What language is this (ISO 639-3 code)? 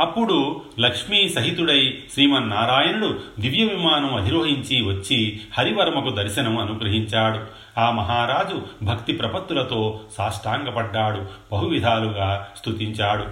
tel